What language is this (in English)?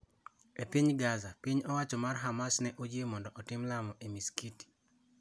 Luo (Kenya and Tanzania)